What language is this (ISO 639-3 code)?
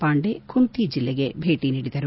kan